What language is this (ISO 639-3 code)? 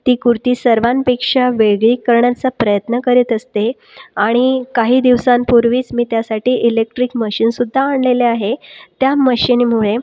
mar